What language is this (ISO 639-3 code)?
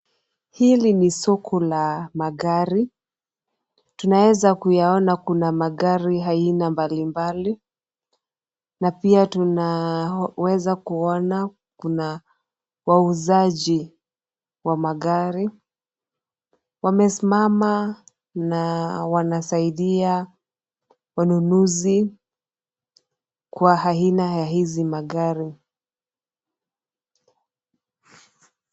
swa